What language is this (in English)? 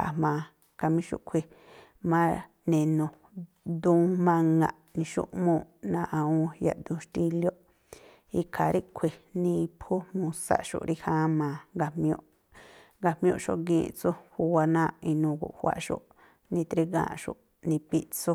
Tlacoapa Me'phaa